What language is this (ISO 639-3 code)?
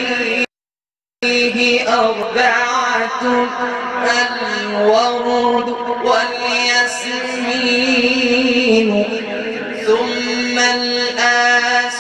ara